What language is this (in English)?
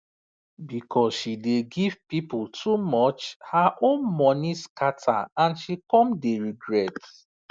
Nigerian Pidgin